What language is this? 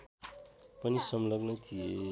Nepali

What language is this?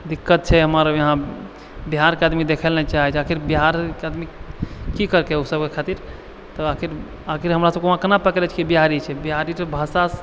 Maithili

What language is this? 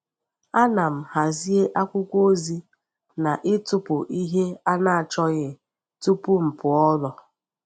Igbo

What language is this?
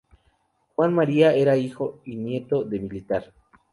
Spanish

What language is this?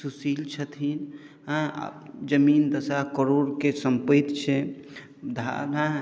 Maithili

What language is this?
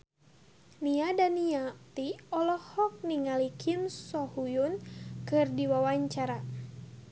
Sundanese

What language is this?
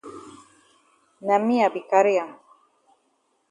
Cameroon Pidgin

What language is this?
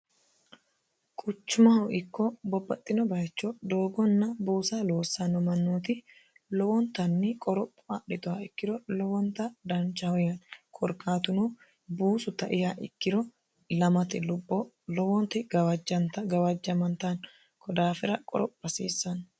Sidamo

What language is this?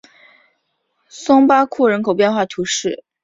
Chinese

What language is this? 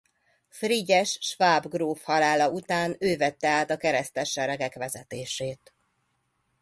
Hungarian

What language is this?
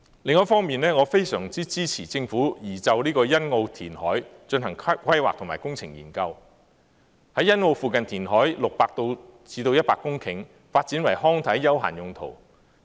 Cantonese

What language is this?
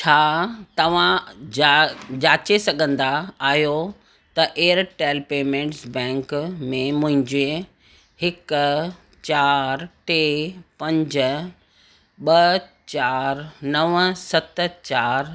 Sindhi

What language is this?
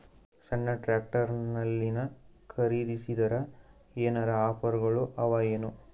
Kannada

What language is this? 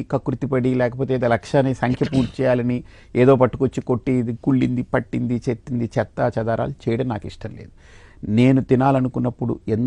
Telugu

